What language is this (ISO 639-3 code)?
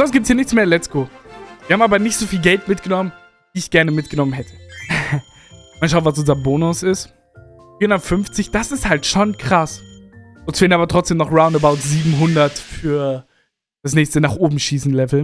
deu